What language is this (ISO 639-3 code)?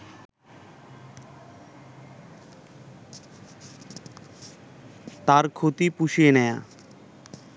ben